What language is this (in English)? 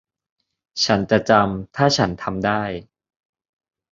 Thai